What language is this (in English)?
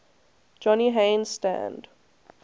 English